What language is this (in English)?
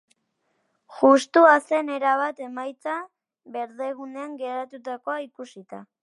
Basque